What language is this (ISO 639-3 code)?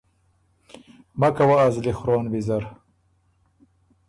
oru